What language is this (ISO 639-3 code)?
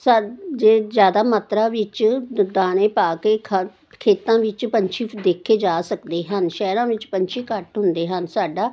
pan